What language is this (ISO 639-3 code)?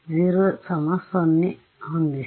kan